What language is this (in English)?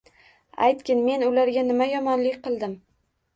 Uzbek